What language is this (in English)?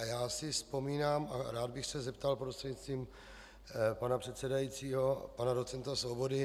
Czech